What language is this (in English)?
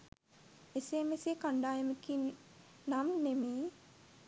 Sinhala